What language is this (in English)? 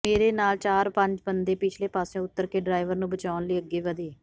Punjabi